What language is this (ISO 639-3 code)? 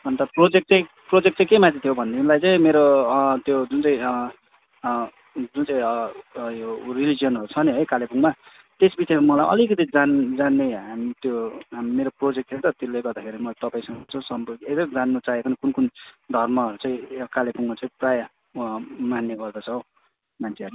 nep